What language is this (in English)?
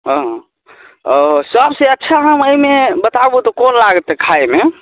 Maithili